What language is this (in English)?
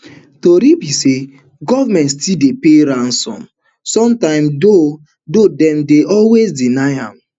Nigerian Pidgin